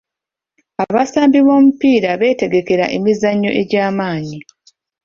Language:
Ganda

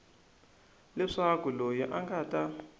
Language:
Tsonga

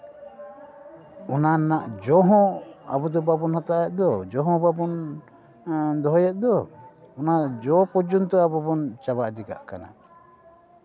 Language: Santali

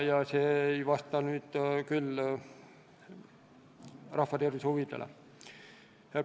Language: Estonian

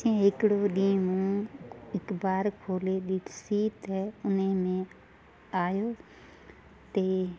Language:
Sindhi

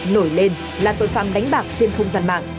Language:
Vietnamese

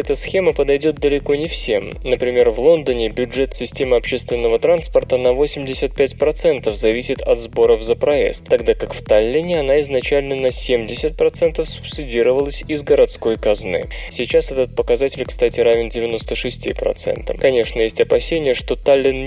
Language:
Russian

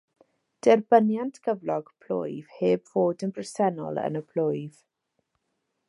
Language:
Welsh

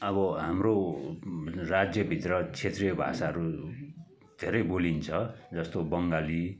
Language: Nepali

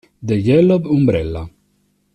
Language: Italian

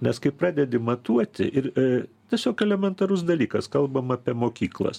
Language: Lithuanian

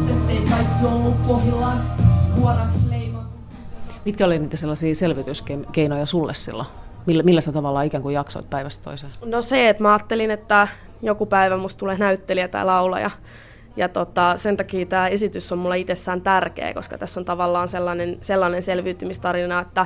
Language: Finnish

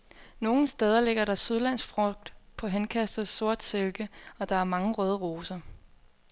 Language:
Danish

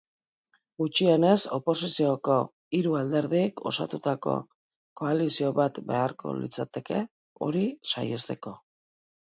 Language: Basque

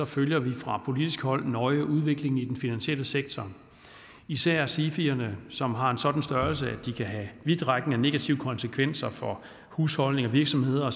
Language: Danish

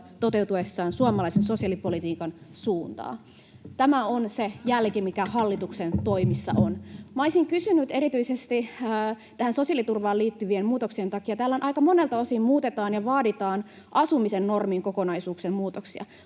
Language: Finnish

